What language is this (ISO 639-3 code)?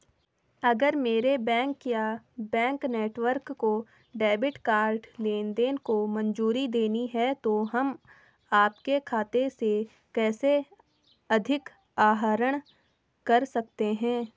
hin